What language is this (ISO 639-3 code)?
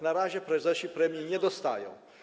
pol